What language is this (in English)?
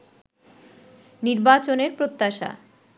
Bangla